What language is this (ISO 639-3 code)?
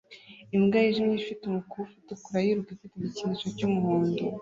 kin